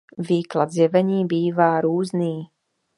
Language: Czech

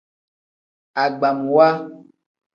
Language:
Tem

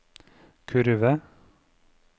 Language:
Norwegian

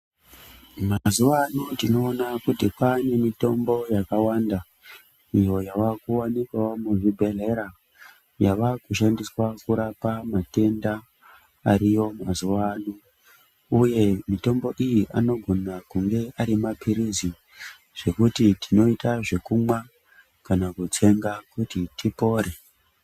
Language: Ndau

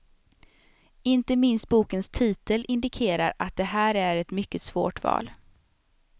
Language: Swedish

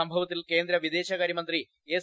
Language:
Malayalam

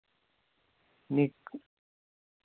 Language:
Dogri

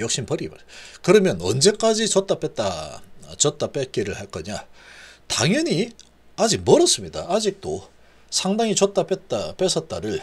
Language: Korean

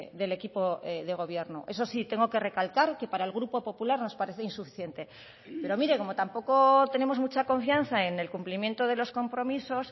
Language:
Spanish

